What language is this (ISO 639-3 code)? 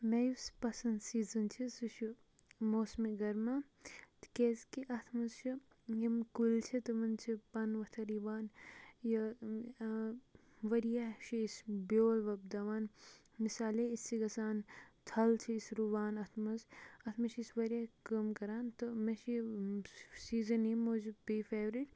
kas